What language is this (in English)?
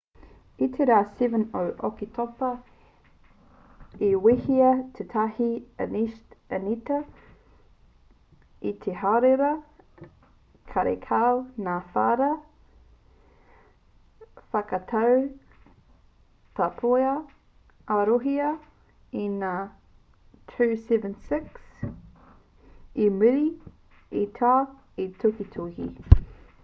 Māori